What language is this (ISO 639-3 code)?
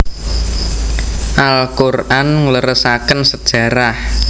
jav